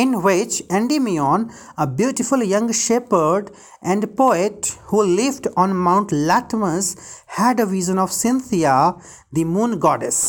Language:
Hindi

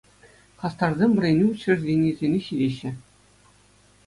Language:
Chuvash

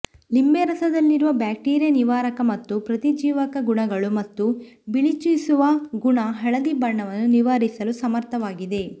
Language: Kannada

